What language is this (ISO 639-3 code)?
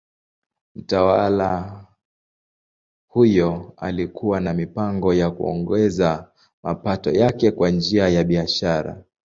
swa